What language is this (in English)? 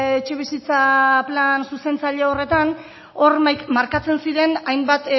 Basque